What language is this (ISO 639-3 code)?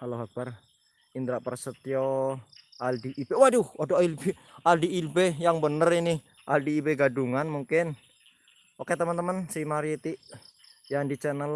ind